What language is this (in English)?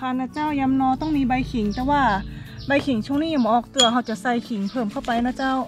Thai